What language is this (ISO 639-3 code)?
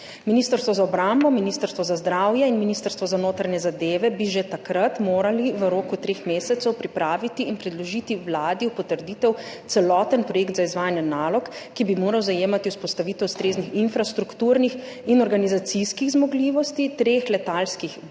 slv